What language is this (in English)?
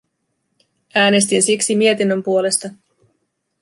Finnish